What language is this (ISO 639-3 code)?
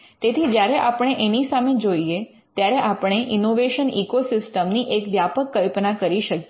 guj